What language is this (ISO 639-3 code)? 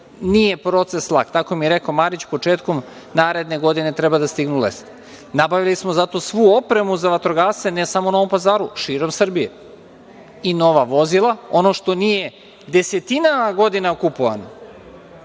srp